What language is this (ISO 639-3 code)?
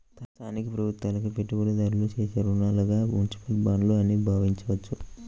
tel